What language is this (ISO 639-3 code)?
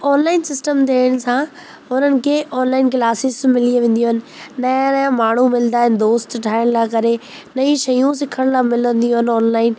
snd